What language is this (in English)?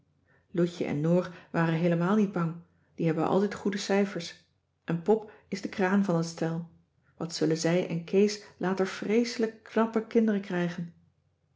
Dutch